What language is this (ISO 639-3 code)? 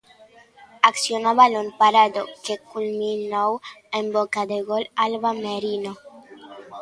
glg